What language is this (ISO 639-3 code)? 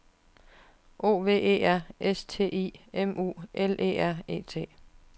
dan